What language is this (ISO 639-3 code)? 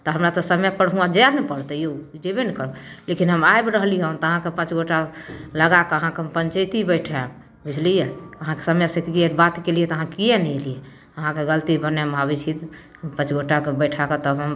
mai